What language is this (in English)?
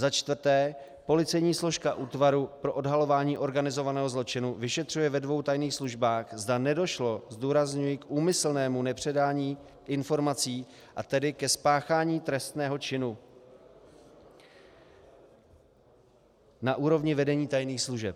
Czech